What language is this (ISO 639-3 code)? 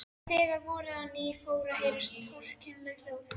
isl